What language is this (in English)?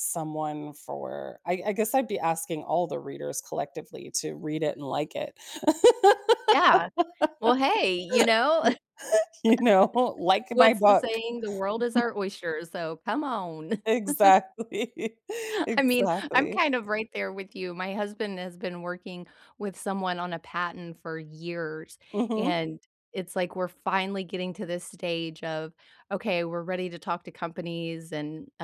English